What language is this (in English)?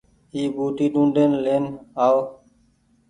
Goaria